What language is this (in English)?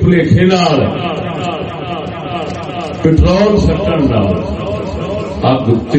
Urdu